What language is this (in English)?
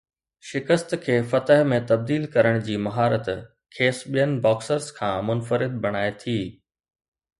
Sindhi